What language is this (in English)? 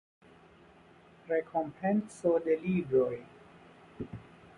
Esperanto